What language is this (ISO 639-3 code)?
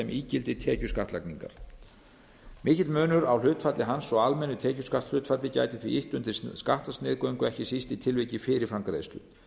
isl